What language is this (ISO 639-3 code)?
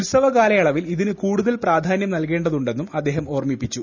mal